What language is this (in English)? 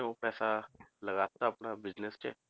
Punjabi